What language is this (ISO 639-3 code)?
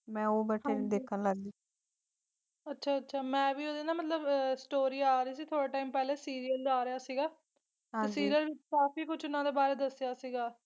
pan